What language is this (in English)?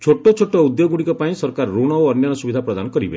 Odia